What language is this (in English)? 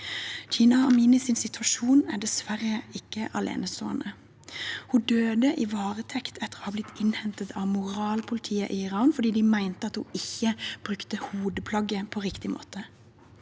Norwegian